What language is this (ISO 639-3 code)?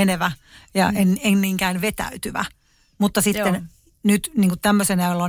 fin